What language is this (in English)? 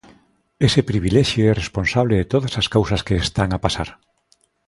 Galician